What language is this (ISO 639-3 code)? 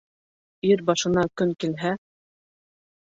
bak